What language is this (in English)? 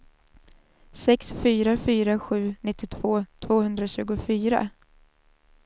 Swedish